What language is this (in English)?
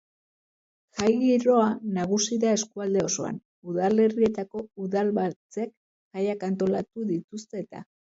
Basque